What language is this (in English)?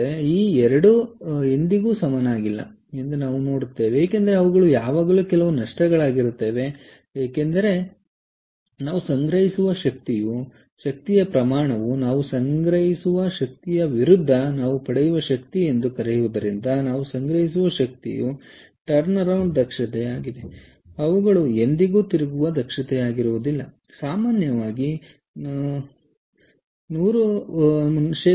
Kannada